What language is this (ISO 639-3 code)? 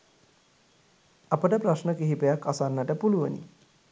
sin